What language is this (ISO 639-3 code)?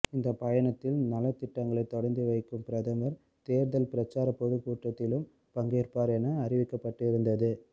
tam